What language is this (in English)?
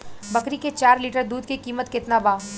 Bhojpuri